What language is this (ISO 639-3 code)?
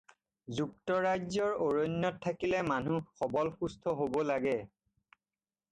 asm